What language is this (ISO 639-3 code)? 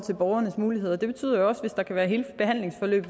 dan